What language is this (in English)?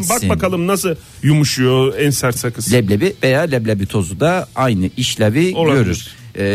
Turkish